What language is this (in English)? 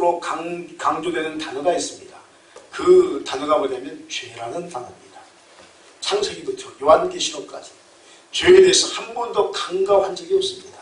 Korean